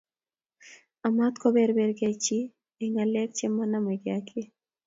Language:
Kalenjin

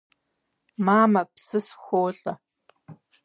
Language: Kabardian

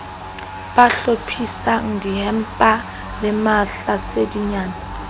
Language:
Southern Sotho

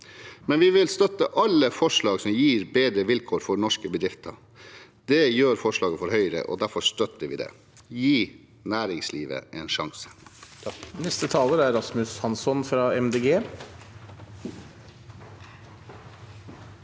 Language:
Norwegian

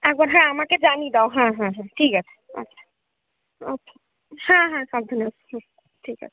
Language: Bangla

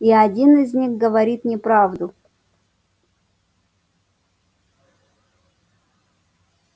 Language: Russian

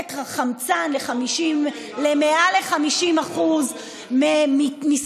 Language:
Hebrew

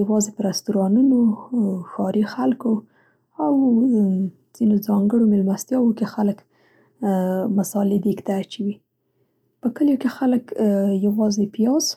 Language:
Central Pashto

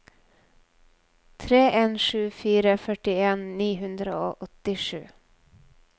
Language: Norwegian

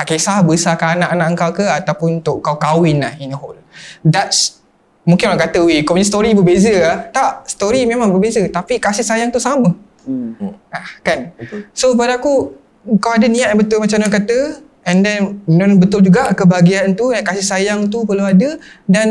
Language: Malay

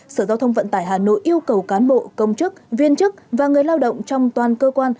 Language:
Vietnamese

